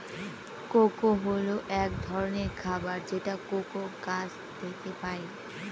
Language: Bangla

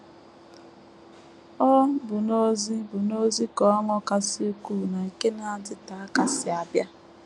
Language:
Igbo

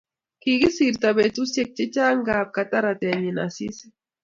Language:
Kalenjin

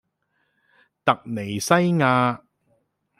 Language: Cantonese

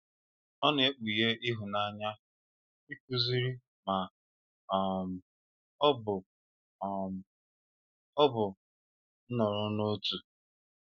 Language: Igbo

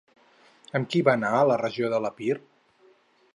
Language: Catalan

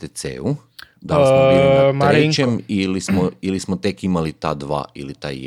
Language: Croatian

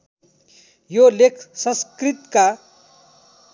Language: Nepali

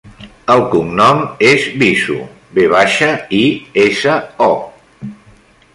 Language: Catalan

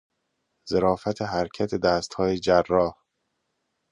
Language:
Persian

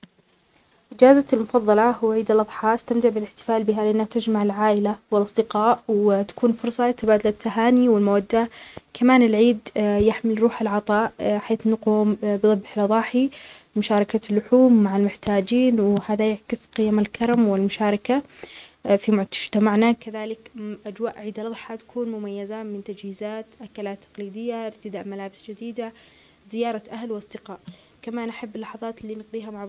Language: Omani Arabic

